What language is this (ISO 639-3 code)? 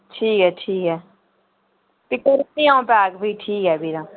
doi